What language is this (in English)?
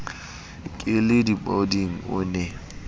Southern Sotho